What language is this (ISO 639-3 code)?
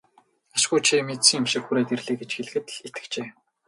mon